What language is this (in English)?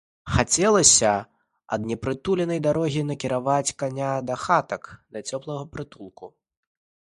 Belarusian